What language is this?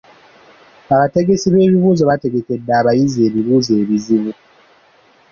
Ganda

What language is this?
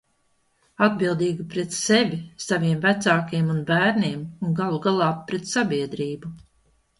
Latvian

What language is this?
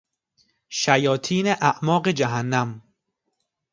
Persian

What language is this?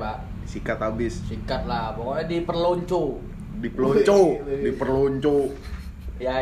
Indonesian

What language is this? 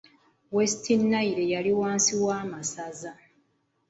Ganda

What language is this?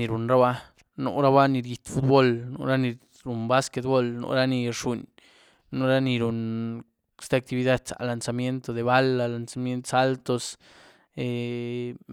Güilá Zapotec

